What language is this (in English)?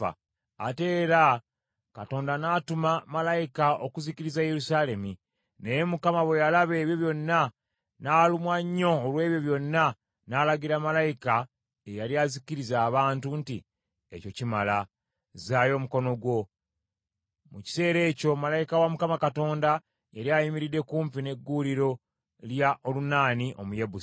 Ganda